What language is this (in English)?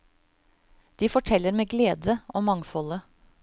Norwegian